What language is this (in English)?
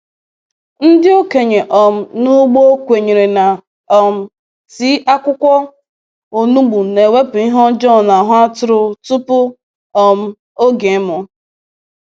Igbo